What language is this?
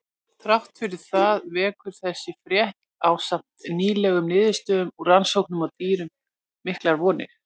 Icelandic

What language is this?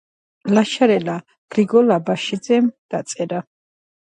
Georgian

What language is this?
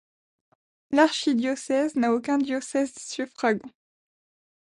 French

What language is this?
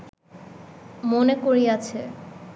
Bangla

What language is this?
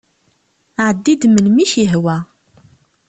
Kabyle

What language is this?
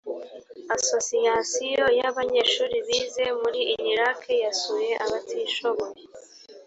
Kinyarwanda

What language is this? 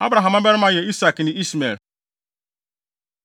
Akan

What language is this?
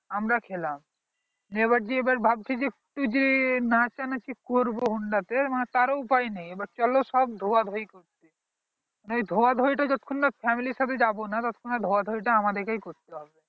Bangla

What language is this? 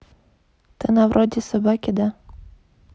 Russian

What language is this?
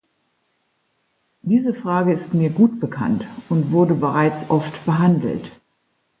German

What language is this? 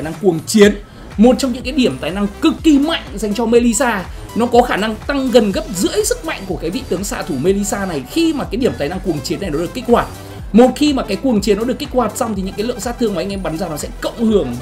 Vietnamese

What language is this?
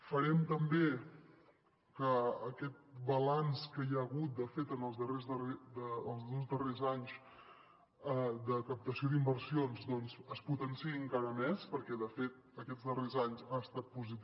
Catalan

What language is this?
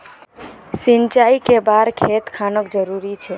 Magahi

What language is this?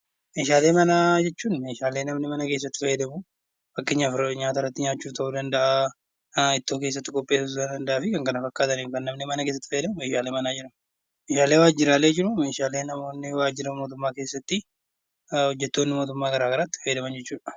Oromo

